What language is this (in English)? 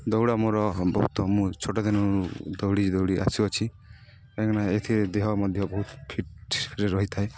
Odia